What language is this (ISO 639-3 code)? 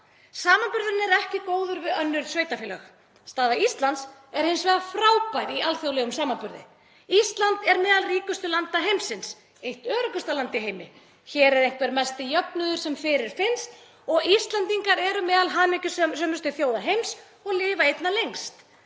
isl